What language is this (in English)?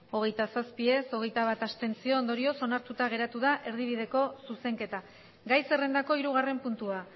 Basque